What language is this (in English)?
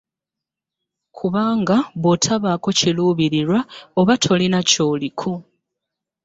Ganda